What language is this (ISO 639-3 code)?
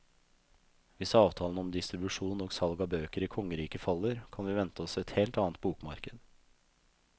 nor